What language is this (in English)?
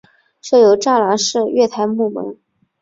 Chinese